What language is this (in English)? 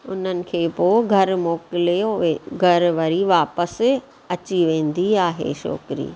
Sindhi